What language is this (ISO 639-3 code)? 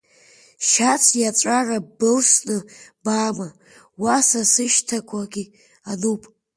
abk